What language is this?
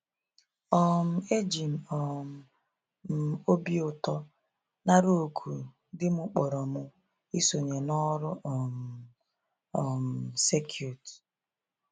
Igbo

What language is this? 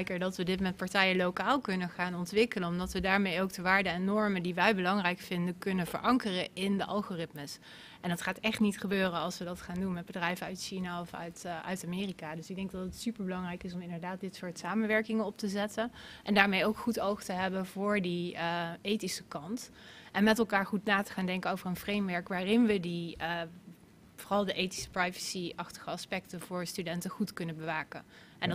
Dutch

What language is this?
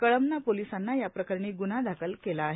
Marathi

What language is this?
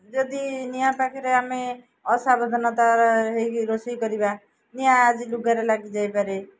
Odia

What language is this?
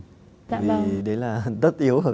Vietnamese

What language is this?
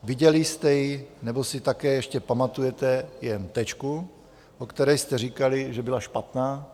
Czech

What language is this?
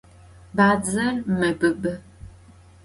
Adyghe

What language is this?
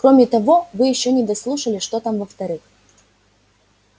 Russian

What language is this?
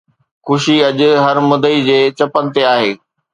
Sindhi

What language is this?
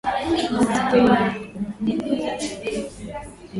Swahili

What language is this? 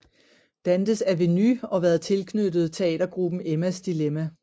Danish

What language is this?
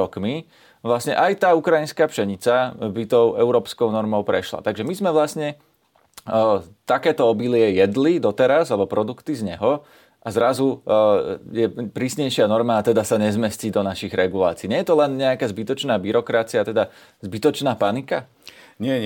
Slovak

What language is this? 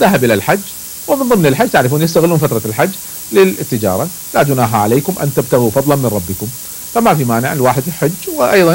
Arabic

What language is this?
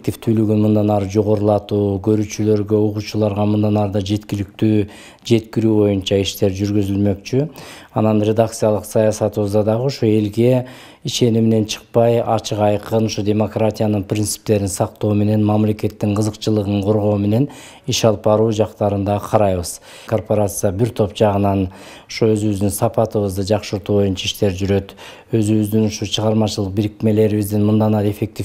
Turkish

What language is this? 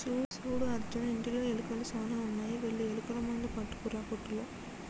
Telugu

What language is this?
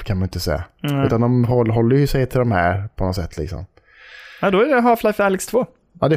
Swedish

